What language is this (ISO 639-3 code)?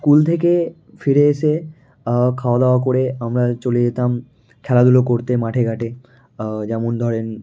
ben